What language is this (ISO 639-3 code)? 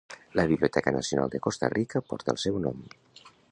cat